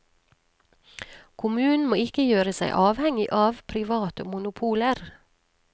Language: Norwegian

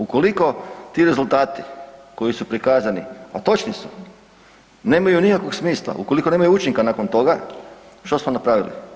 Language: Croatian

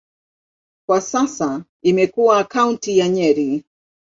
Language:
Swahili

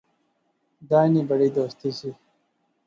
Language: Pahari-Potwari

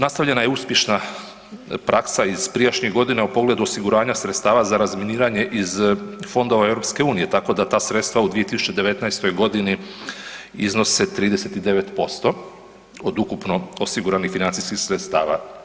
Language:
Croatian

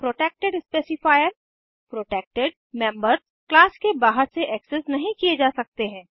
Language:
Hindi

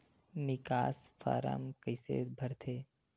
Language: Chhattisgarhi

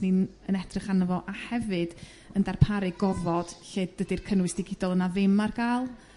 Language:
Welsh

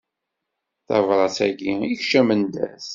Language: Kabyle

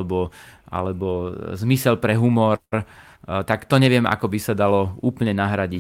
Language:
Slovak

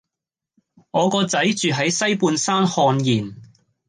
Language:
Cantonese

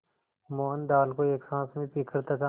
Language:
Hindi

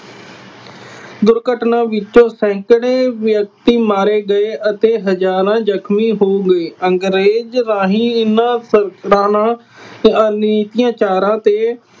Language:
Punjabi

